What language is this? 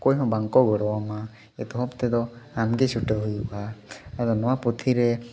Santali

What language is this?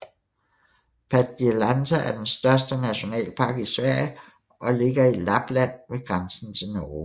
Danish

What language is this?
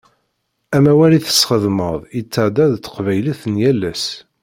Kabyle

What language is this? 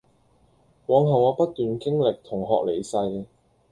Cantonese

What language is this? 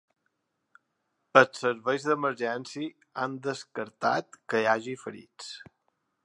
Catalan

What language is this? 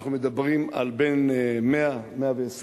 Hebrew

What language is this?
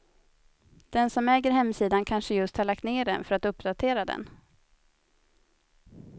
Swedish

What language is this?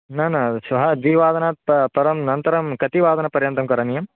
Sanskrit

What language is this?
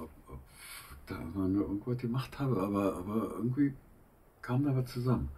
German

